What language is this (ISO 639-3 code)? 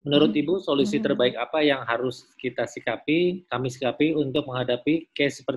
ind